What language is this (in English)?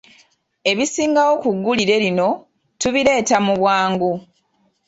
Ganda